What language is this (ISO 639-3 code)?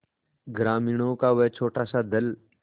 hin